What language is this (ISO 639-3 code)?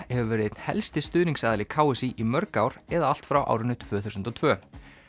isl